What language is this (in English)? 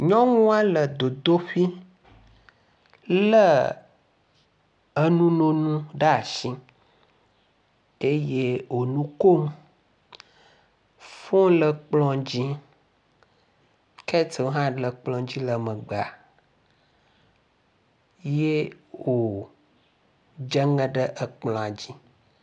Ewe